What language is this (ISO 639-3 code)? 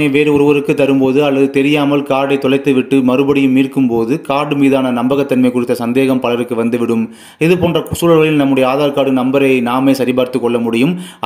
tur